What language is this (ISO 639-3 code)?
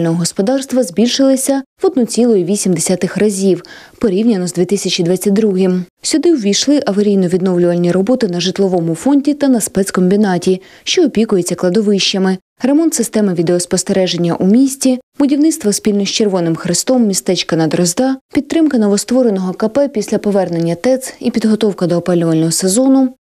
ukr